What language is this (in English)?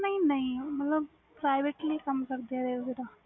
Punjabi